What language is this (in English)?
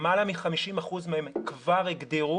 Hebrew